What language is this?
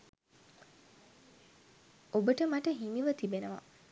Sinhala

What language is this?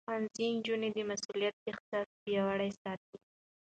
Pashto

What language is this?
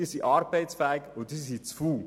Swiss German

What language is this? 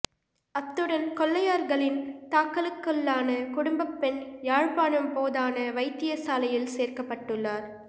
Tamil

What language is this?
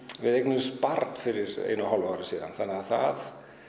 Icelandic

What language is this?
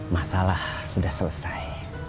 Indonesian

